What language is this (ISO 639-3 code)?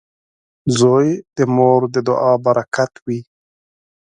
pus